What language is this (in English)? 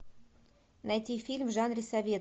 Russian